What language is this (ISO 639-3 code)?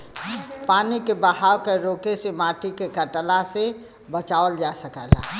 bho